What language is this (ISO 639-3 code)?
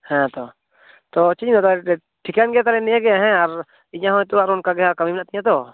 sat